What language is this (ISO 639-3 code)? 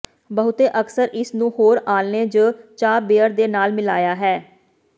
pan